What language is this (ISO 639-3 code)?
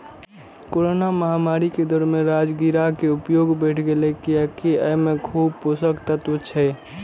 mai